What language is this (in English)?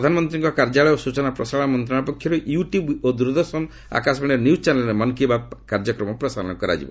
Odia